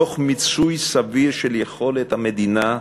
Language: Hebrew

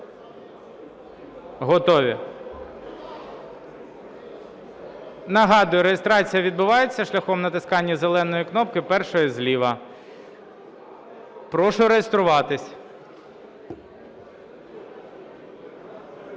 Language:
Ukrainian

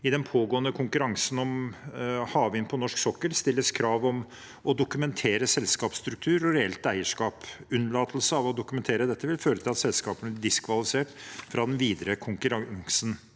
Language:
Norwegian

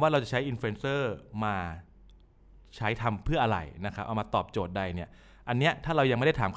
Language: Thai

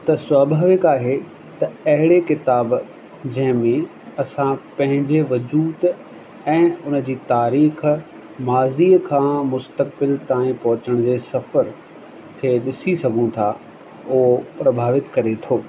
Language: Sindhi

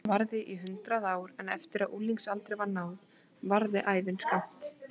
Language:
Icelandic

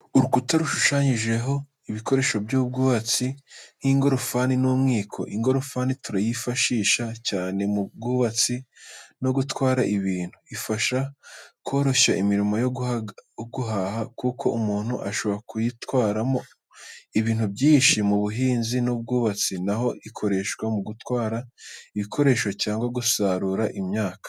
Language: Kinyarwanda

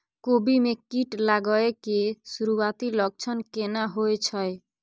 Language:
Maithili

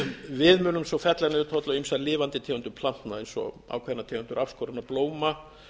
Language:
Icelandic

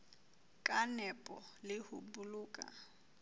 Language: Southern Sotho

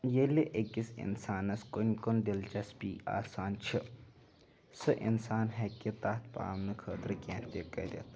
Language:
Kashmiri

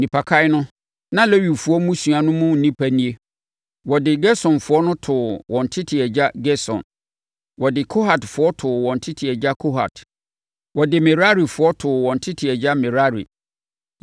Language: Akan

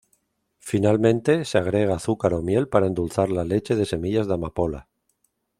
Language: Spanish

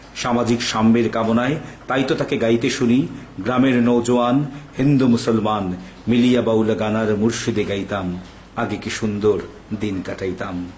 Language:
Bangla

